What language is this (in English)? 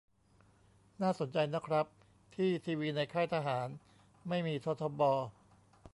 Thai